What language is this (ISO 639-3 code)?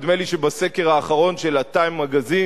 heb